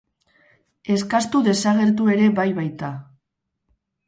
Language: Basque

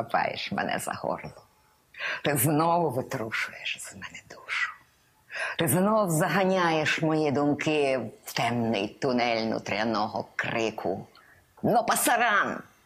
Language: Ukrainian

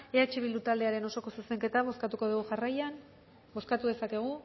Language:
Basque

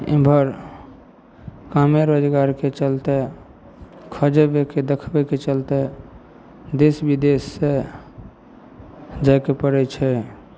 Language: Maithili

